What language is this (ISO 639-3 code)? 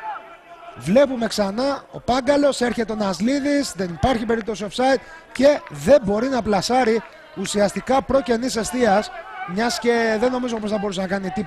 ell